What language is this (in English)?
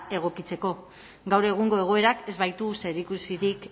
Basque